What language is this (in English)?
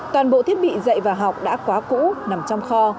Vietnamese